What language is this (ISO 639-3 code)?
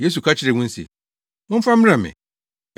aka